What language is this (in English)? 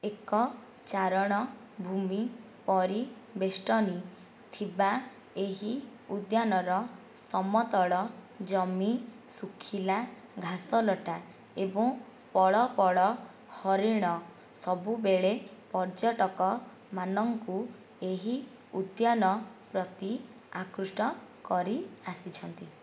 Odia